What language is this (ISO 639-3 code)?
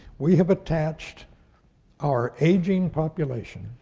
eng